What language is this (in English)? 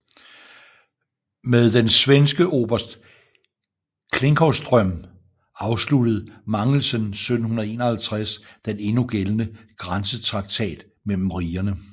Danish